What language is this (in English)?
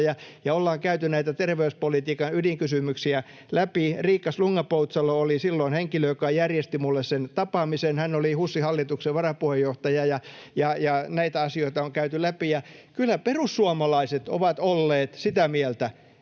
Finnish